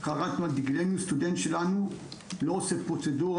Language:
Hebrew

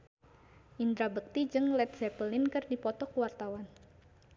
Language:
Sundanese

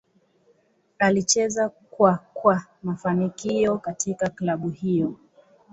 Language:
Swahili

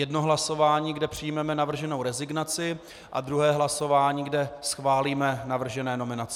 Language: Czech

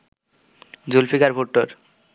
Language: Bangla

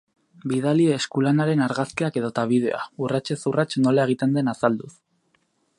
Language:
Basque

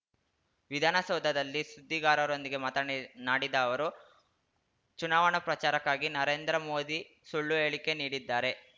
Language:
Kannada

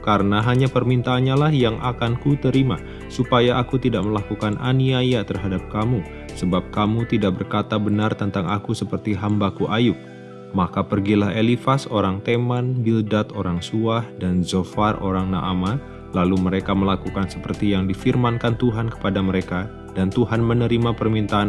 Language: Indonesian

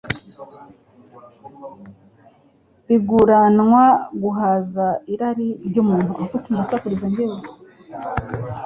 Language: Kinyarwanda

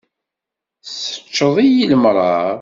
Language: Kabyle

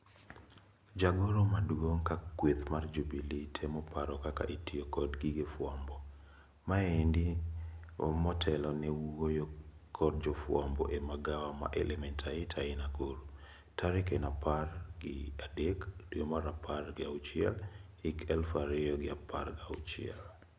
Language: Luo (Kenya and Tanzania)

